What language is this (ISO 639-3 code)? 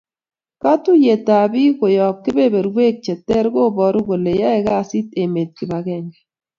kln